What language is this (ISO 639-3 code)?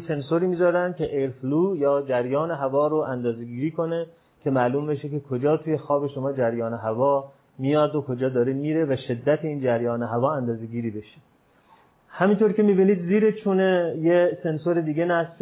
fas